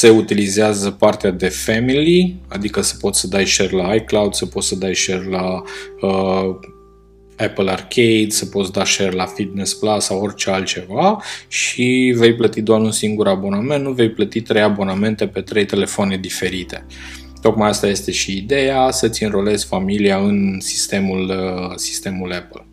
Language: Romanian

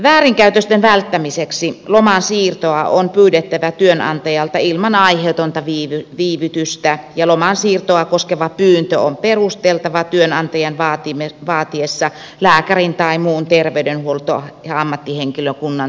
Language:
Finnish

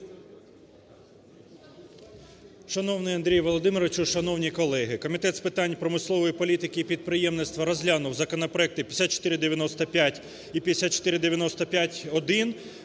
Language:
Ukrainian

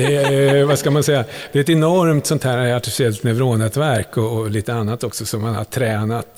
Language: Swedish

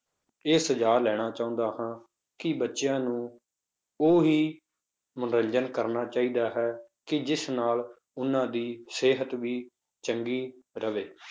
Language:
Punjabi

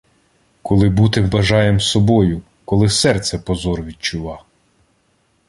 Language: Ukrainian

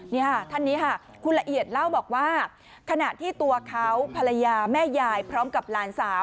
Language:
Thai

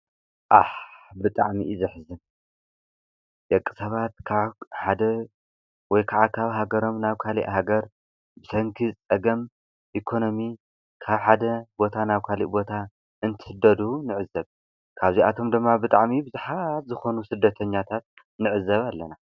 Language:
Tigrinya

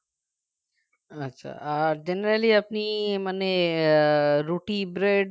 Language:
Bangla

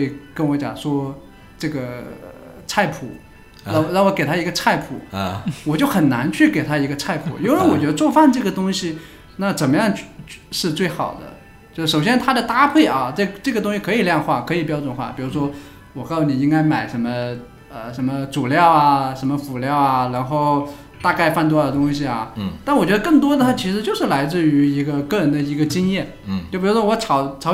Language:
Chinese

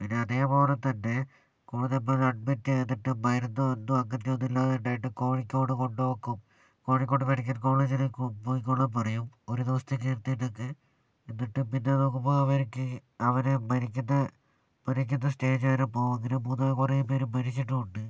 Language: Malayalam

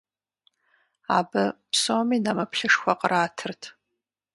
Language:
Kabardian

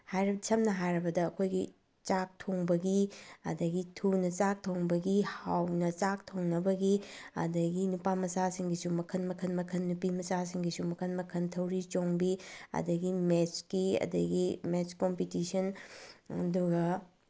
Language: Manipuri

